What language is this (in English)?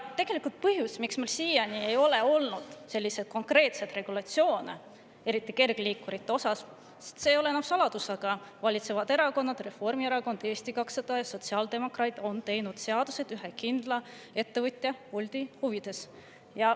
Estonian